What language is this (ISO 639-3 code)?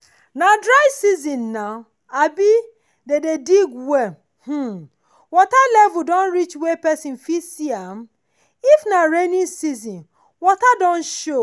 pcm